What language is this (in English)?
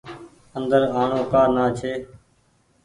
Goaria